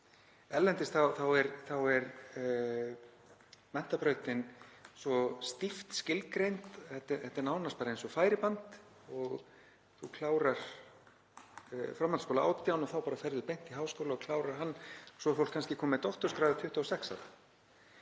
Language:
Icelandic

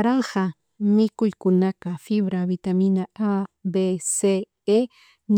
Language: Chimborazo Highland Quichua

